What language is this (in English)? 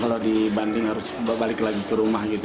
Indonesian